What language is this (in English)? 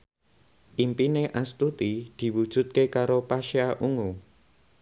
Javanese